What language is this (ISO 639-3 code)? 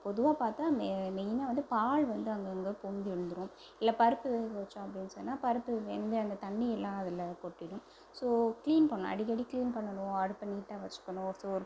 tam